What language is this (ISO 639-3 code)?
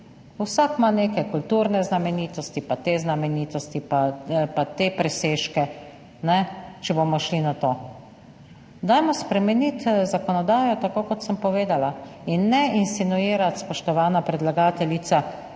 slv